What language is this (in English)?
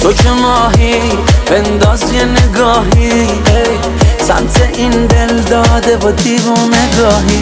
Persian